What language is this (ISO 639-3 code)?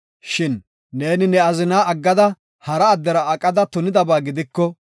gof